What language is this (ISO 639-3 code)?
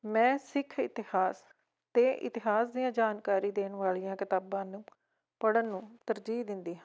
pan